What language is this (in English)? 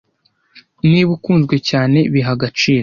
Kinyarwanda